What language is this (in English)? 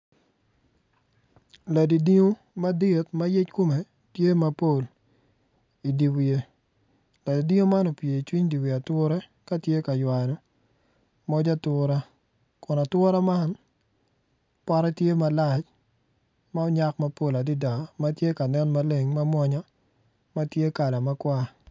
Acoli